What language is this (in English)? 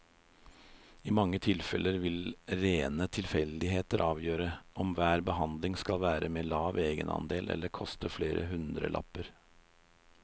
Norwegian